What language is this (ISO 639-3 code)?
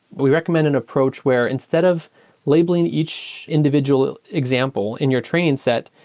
eng